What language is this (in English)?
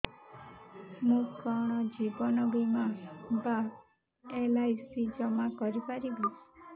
Odia